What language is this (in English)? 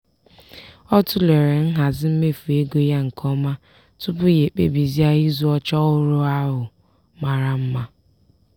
Igbo